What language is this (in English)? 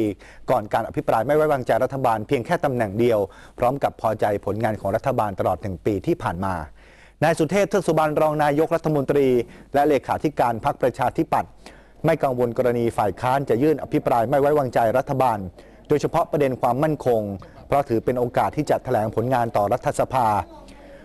Thai